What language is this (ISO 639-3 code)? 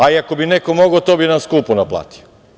srp